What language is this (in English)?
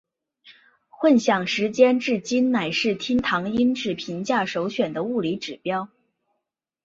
Chinese